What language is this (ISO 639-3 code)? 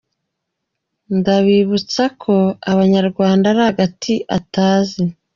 kin